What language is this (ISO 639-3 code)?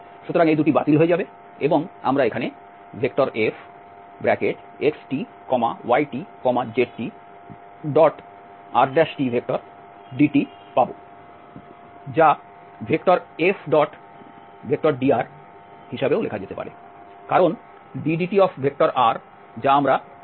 ben